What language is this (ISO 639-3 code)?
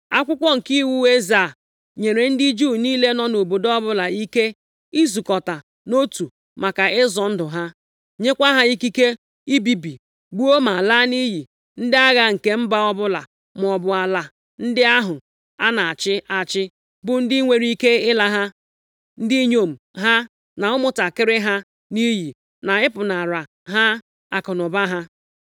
ibo